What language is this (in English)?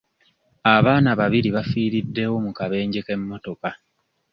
Ganda